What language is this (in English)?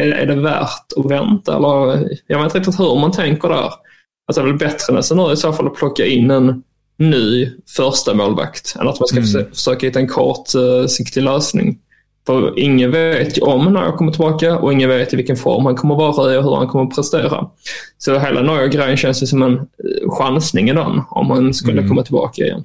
Swedish